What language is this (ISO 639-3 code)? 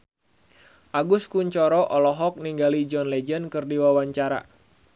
sun